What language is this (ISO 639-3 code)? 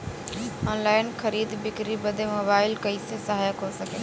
bho